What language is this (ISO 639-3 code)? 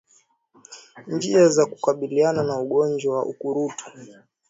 swa